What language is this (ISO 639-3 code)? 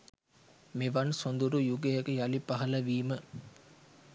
sin